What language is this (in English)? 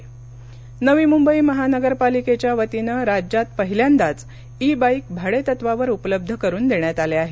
Marathi